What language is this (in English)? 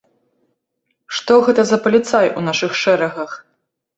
Belarusian